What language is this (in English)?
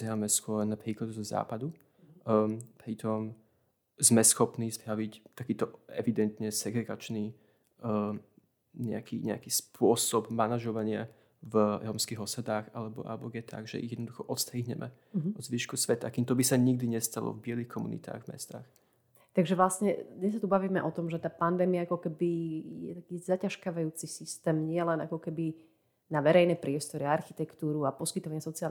Slovak